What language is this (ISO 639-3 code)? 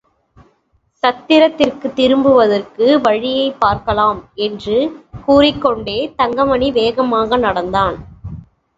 tam